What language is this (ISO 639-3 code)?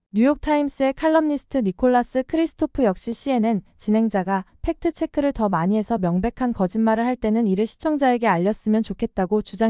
kor